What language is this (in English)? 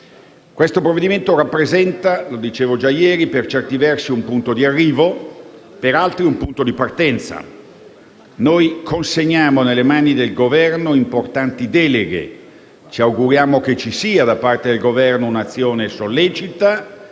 Italian